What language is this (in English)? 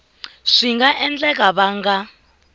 Tsonga